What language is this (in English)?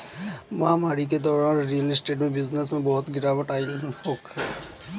Bhojpuri